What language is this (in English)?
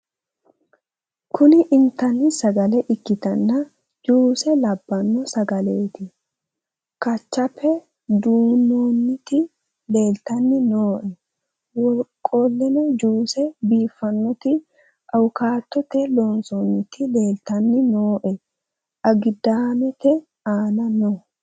Sidamo